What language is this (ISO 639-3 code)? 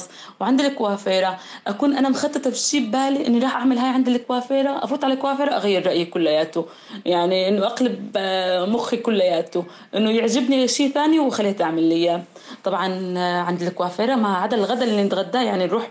ara